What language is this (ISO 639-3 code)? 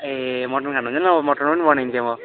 nep